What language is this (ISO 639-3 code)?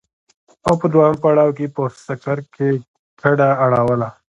pus